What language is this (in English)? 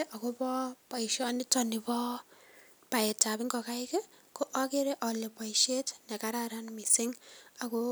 Kalenjin